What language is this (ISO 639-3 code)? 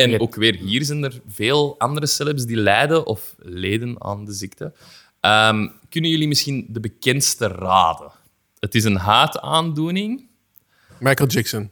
nld